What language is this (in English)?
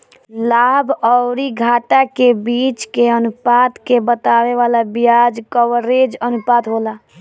Bhojpuri